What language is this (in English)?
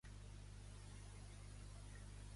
Catalan